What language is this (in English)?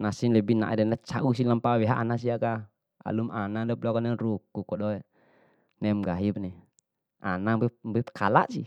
Bima